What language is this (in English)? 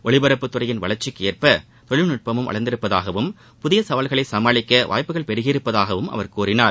Tamil